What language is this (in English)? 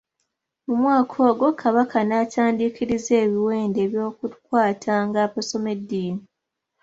Ganda